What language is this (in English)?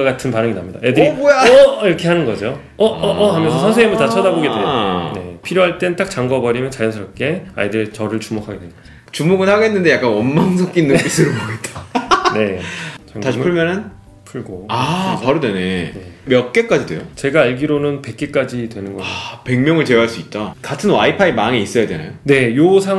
Korean